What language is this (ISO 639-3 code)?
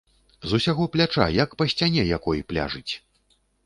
bel